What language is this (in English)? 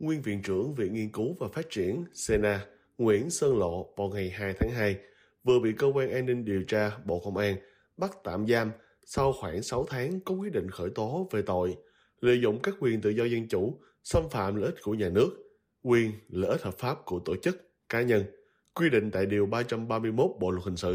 Vietnamese